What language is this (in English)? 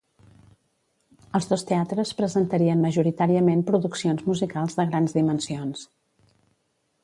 Catalan